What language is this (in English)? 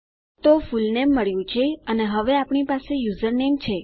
Gujarati